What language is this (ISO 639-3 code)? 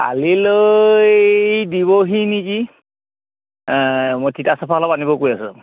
asm